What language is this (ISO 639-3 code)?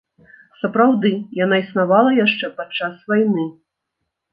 bel